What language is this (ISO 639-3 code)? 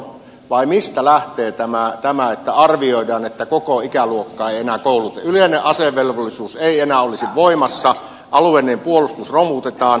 fin